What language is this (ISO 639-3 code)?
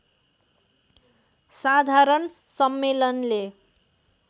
nep